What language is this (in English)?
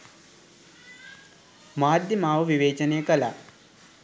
Sinhala